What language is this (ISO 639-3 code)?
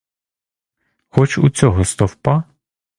ukr